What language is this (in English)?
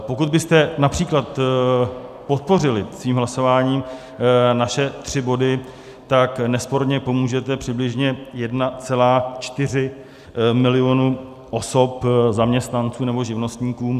Czech